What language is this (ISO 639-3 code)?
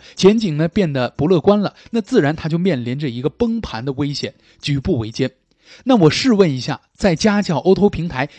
zho